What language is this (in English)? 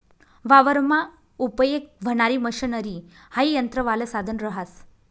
Marathi